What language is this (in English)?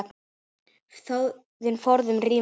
Icelandic